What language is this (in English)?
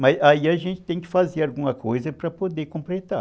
Portuguese